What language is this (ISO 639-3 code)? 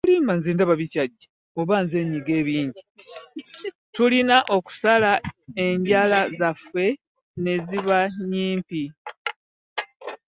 lug